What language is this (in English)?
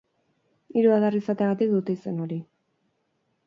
Basque